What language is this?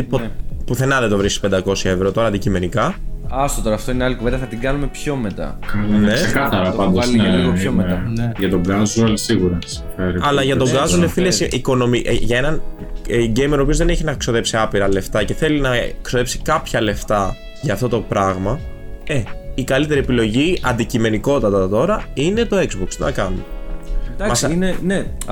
Greek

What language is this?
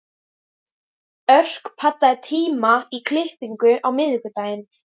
Icelandic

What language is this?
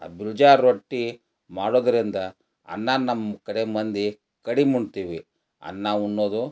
Kannada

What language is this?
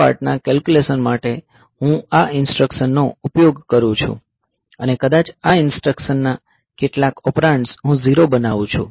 Gujarati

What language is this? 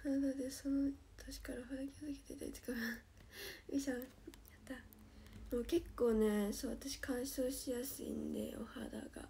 Japanese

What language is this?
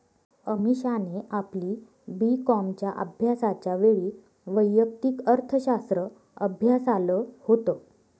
Marathi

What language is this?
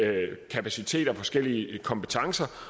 Danish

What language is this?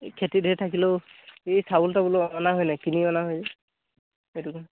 Assamese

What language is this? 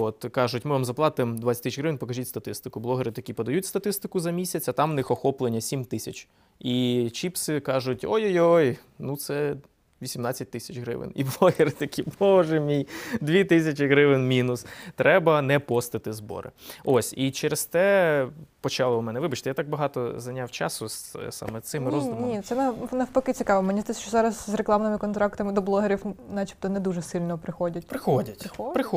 Ukrainian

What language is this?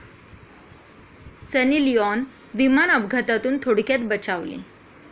Marathi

